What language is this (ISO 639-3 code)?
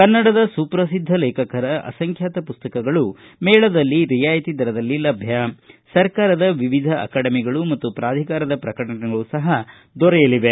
kan